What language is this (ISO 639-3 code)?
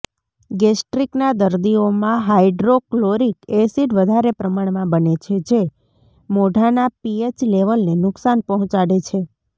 guj